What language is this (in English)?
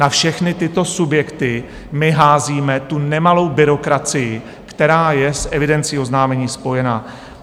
Czech